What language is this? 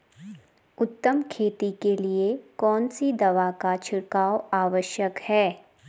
Hindi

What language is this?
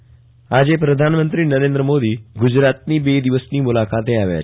Gujarati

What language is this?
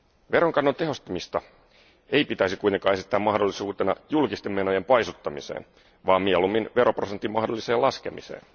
Finnish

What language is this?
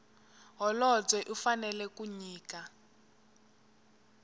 Tsonga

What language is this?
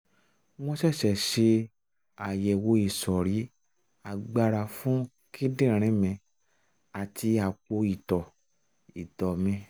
Yoruba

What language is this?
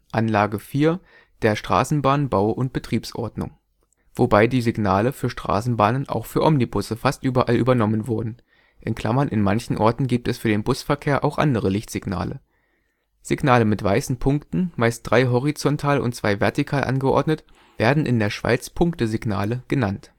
German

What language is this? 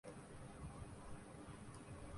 Urdu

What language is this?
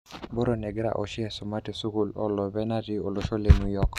Masai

